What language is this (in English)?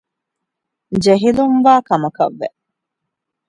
Divehi